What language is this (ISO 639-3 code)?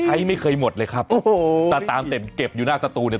tha